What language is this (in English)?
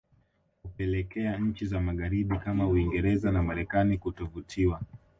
Swahili